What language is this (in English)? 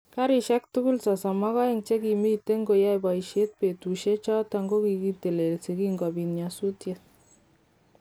Kalenjin